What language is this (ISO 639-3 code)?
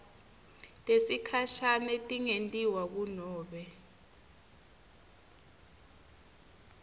ssw